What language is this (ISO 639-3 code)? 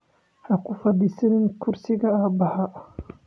som